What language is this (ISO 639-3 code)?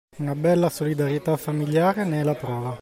ita